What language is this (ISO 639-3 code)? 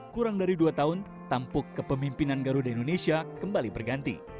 ind